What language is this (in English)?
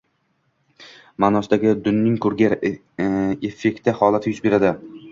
Uzbek